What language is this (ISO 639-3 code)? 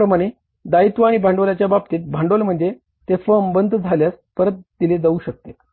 mar